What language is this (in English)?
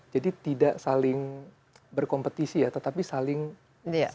Indonesian